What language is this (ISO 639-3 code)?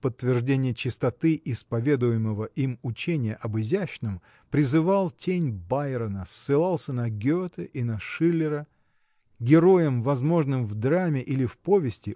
rus